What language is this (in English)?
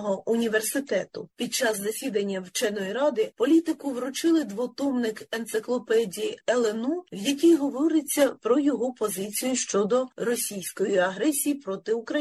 Ukrainian